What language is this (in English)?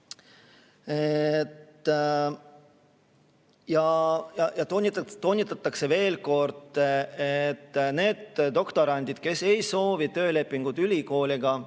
Estonian